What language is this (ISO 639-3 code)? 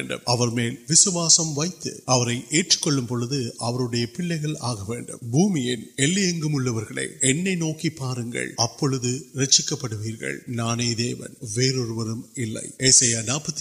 urd